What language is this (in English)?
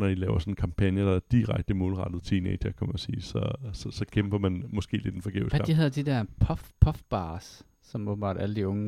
Danish